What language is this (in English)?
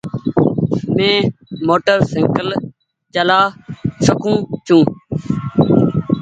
Goaria